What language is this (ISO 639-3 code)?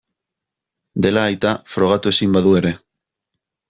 eus